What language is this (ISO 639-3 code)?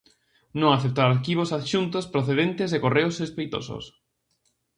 glg